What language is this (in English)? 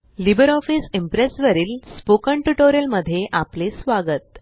Marathi